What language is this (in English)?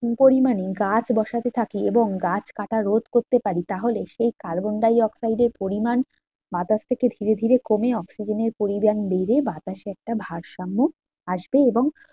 Bangla